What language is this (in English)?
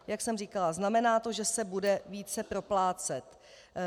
Czech